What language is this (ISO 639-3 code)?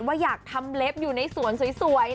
tha